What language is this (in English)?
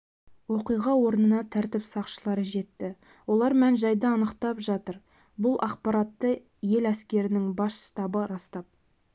Kazakh